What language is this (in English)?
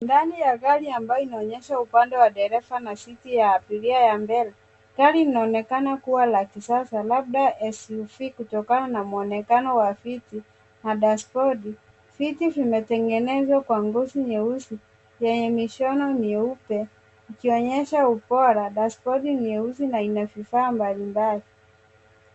Swahili